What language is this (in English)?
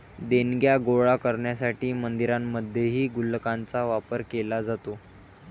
Marathi